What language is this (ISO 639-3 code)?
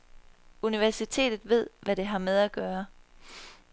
dan